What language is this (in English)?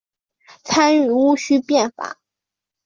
Chinese